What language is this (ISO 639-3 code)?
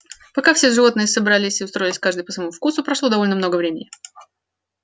rus